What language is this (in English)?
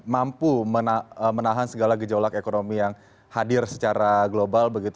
Indonesian